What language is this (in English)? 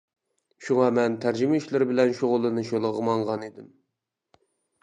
Uyghur